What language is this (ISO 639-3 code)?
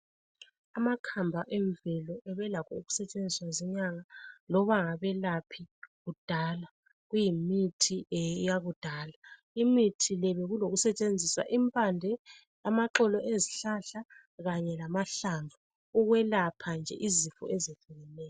nde